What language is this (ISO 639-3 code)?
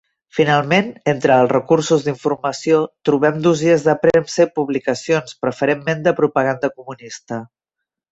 cat